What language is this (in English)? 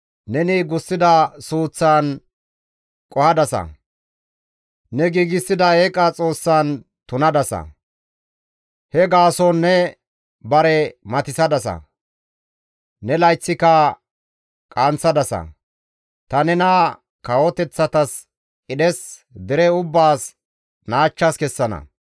Gamo